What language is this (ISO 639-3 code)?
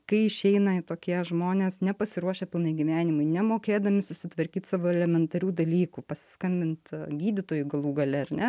lit